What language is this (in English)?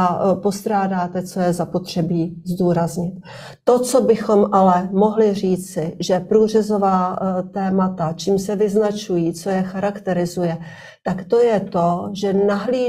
Czech